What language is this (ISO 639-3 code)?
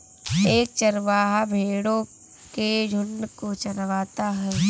hin